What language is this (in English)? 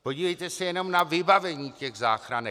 Czech